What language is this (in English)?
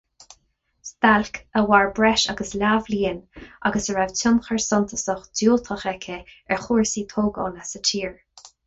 Irish